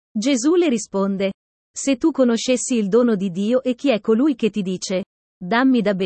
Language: Italian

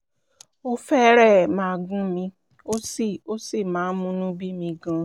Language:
Yoruba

